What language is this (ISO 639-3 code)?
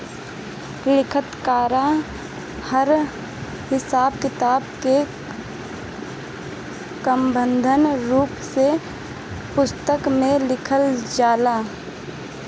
bho